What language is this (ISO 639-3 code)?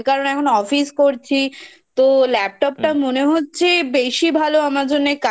ben